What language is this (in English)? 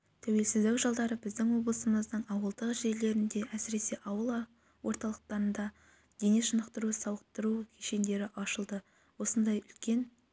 Kazakh